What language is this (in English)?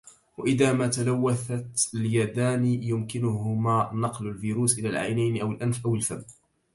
Arabic